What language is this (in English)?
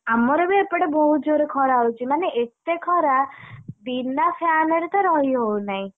Odia